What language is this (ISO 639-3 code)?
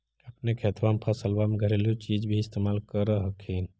mag